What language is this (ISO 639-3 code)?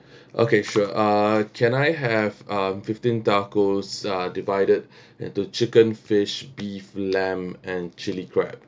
eng